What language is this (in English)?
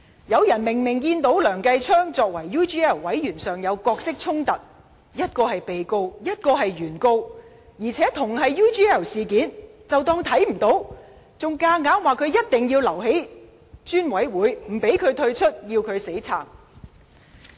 Cantonese